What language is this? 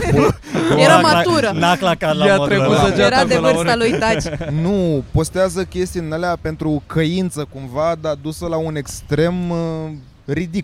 Romanian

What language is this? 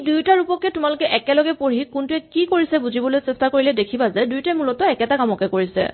Assamese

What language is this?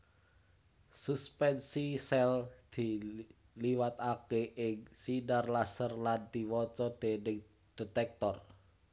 Javanese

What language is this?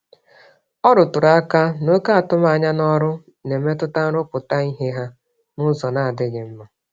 Igbo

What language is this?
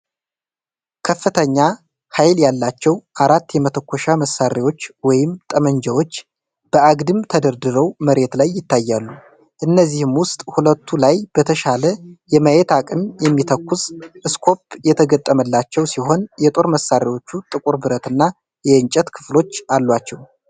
Amharic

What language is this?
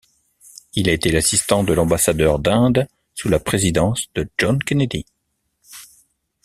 French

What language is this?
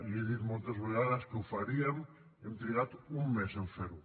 Catalan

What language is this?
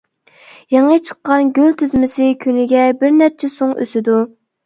Uyghur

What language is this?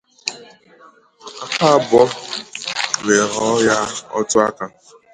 Igbo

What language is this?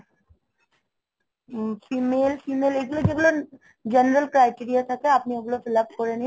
Bangla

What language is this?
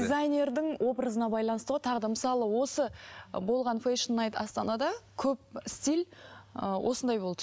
Kazakh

